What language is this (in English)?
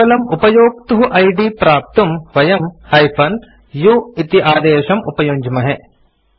Sanskrit